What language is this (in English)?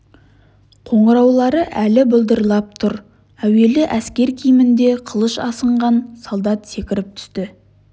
Kazakh